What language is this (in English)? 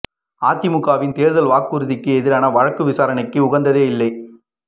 Tamil